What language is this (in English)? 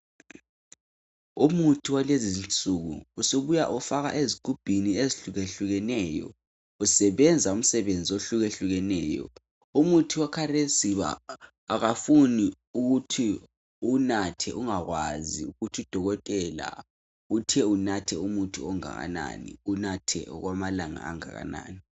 North Ndebele